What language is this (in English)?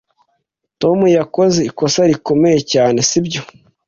Kinyarwanda